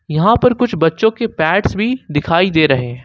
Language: Hindi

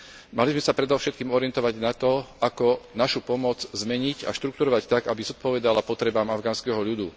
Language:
Slovak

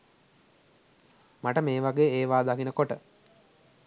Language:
Sinhala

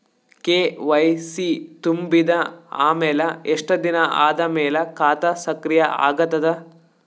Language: Kannada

